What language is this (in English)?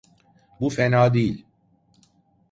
Turkish